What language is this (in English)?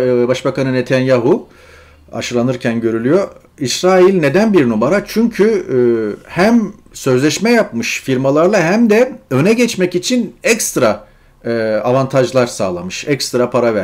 Turkish